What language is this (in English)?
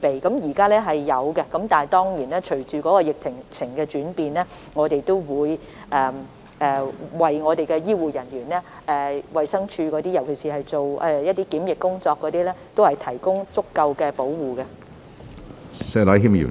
Cantonese